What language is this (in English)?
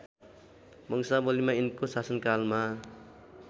Nepali